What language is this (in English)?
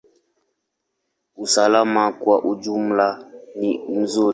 Swahili